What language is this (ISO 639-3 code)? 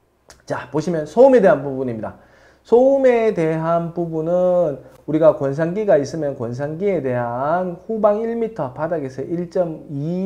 kor